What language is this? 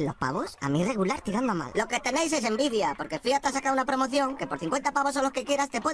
Spanish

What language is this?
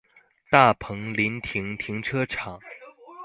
Chinese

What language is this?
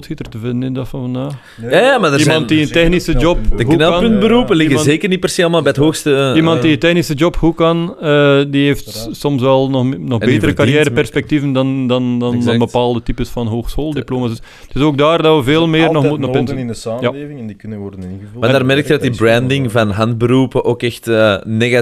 Dutch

